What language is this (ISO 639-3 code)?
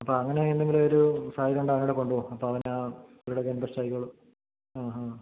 mal